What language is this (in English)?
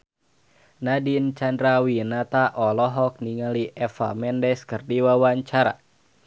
Sundanese